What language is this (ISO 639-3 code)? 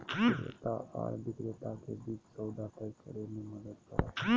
mag